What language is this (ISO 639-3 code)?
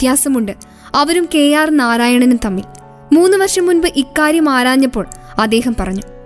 mal